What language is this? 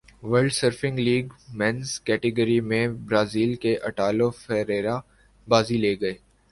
Urdu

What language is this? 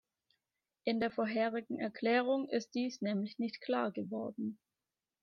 German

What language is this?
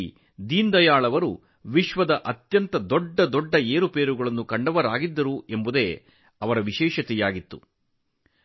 Kannada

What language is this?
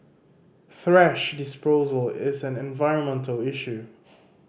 English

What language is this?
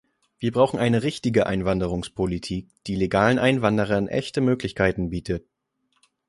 German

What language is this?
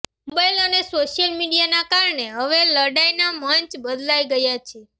Gujarati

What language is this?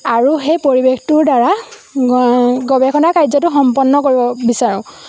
Assamese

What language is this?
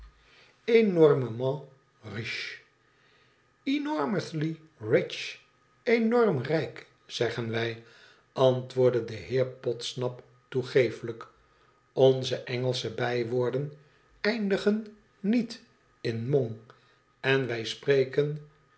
Dutch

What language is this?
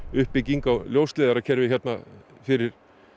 Icelandic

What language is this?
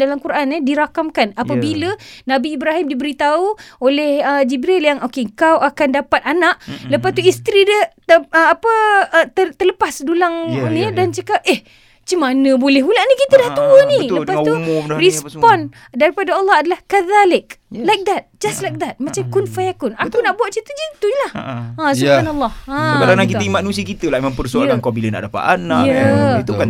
Malay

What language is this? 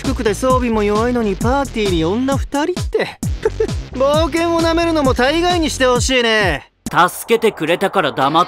Japanese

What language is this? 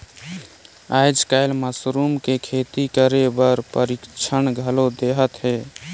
Chhattisgarhi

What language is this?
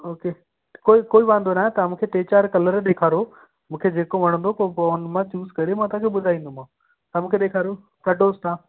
Sindhi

